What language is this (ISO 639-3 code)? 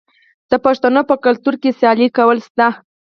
pus